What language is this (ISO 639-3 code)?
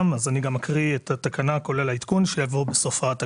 heb